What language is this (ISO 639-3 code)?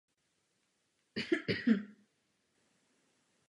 ces